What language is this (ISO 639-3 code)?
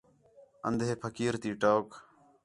xhe